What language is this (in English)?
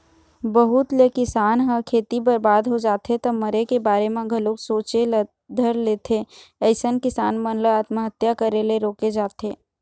Chhattisgarhi